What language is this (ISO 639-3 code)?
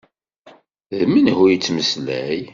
kab